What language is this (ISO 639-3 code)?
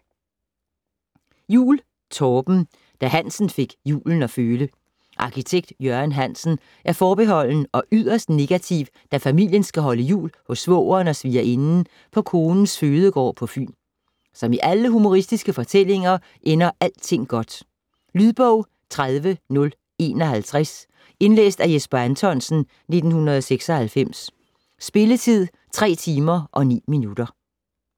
dan